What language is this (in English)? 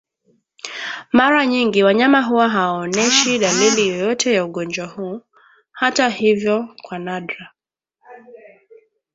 Swahili